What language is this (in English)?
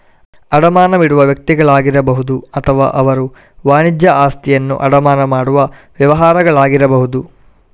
Kannada